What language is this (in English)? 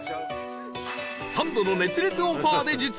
Japanese